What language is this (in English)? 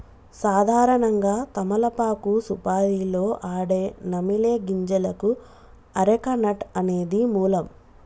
Telugu